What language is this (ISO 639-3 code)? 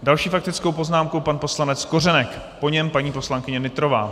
ces